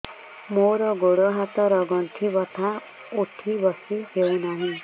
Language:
Odia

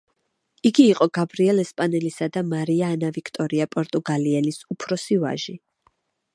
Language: Georgian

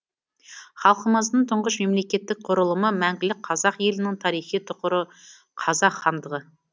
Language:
Kazakh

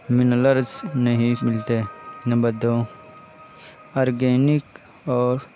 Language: Urdu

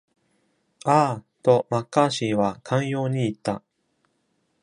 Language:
Japanese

